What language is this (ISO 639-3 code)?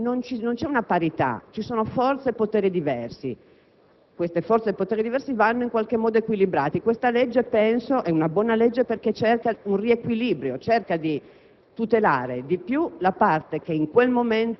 ita